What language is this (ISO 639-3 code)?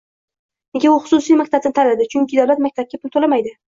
uzb